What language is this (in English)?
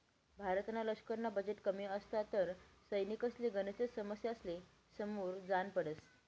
Marathi